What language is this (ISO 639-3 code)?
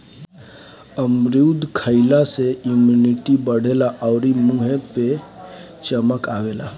bho